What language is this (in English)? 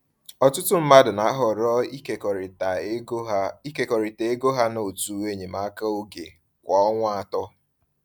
Igbo